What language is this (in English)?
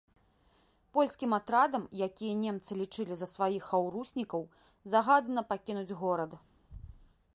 Belarusian